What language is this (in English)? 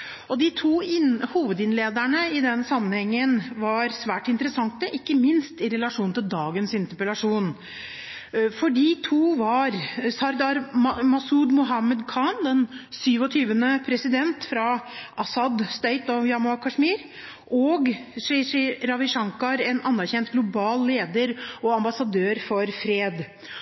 Norwegian Bokmål